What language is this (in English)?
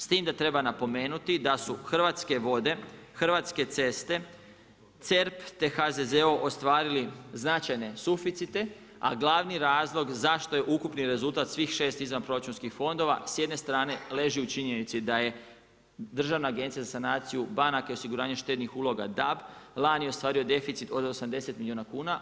Croatian